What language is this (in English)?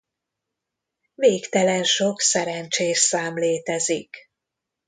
Hungarian